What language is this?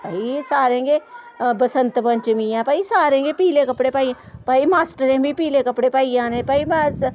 Dogri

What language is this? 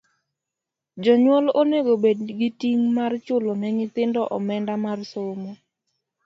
Luo (Kenya and Tanzania)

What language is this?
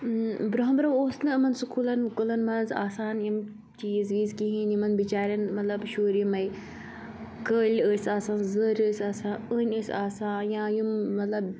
Kashmiri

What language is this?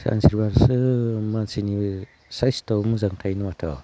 Bodo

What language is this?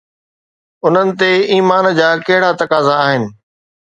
Sindhi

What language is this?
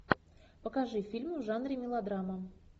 Russian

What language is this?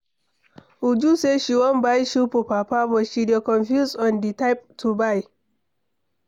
Nigerian Pidgin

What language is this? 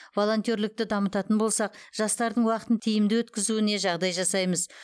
Kazakh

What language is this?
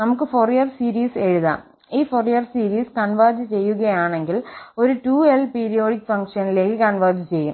Malayalam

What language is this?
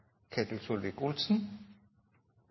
Norwegian Nynorsk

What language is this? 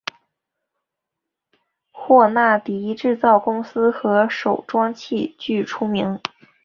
Chinese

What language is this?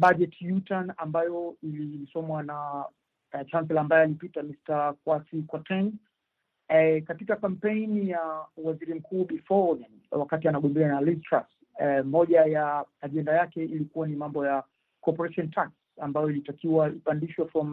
Swahili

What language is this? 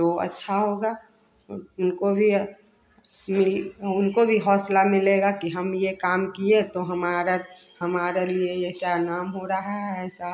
Hindi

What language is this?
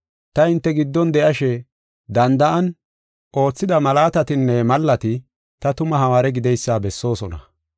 Gofa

